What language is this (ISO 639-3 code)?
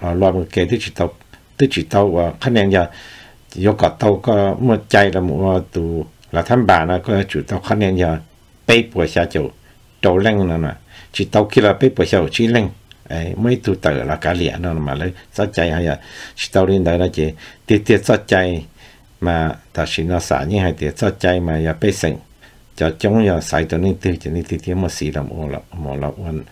tha